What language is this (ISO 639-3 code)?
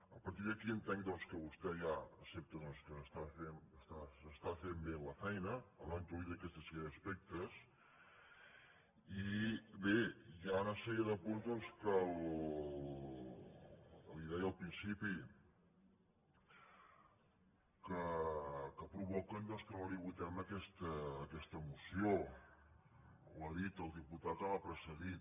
cat